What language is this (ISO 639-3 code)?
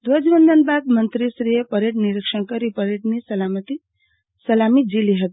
guj